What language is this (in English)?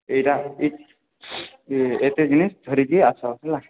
Odia